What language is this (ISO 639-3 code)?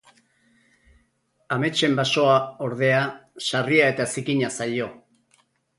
eus